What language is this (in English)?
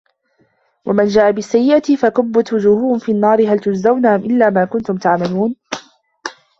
Arabic